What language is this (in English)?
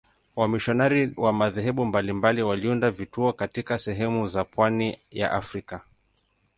Swahili